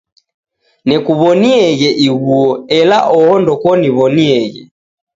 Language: Taita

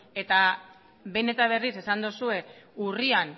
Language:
Basque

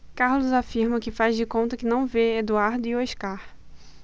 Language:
Portuguese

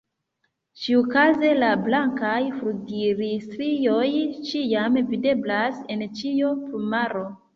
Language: Esperanto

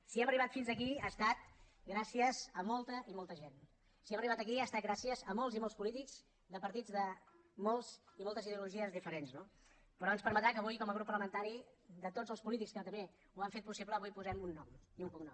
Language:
Catalan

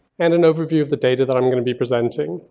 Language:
English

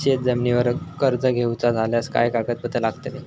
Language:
Marathi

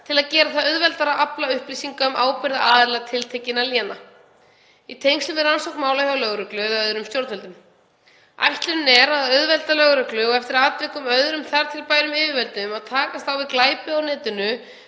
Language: Icelandic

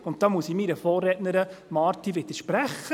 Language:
Swiss German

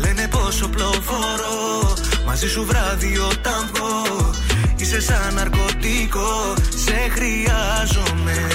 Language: Greek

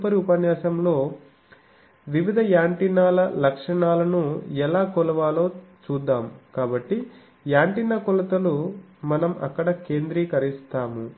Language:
Telugu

